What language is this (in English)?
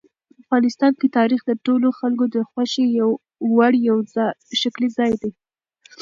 Pashto